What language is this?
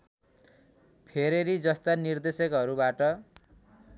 Nepali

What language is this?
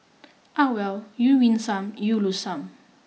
English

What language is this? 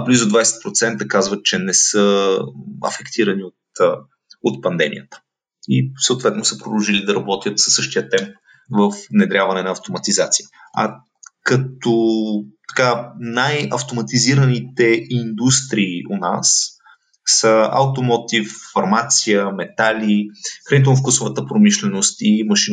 Bulgarian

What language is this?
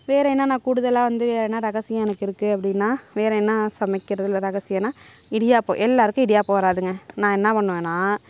Tamil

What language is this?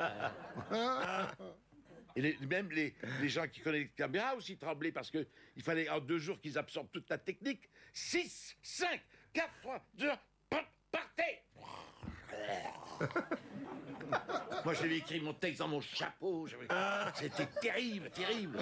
French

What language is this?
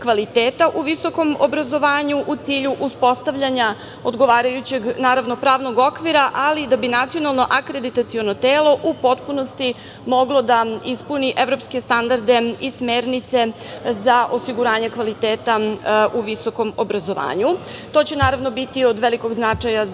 Serbian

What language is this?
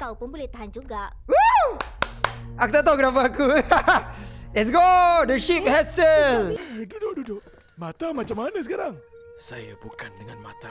Malay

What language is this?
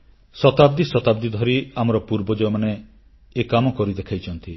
Odia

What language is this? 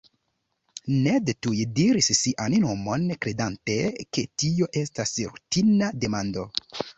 Esperanto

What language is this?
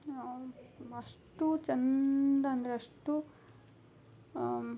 Kannada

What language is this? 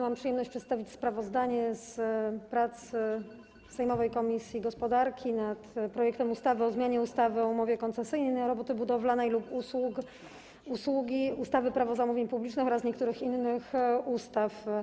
Polish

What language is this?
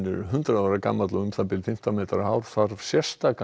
Icelandic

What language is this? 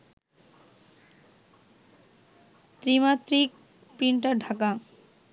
Bangla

